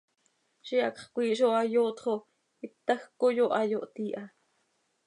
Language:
Seri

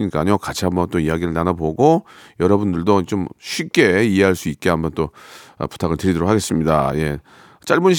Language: Korean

